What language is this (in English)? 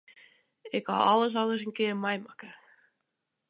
Western Frisian